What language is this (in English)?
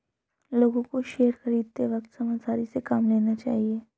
Hindi